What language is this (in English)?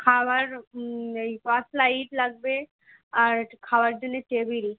Bangla